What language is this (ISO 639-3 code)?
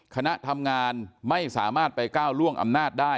tha